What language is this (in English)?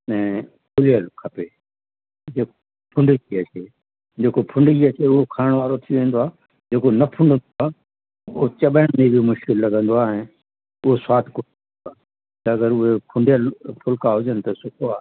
Sindhi